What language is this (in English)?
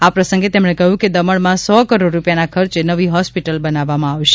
Gujarati